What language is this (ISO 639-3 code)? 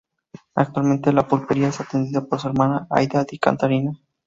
spa